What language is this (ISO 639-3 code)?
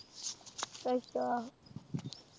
pan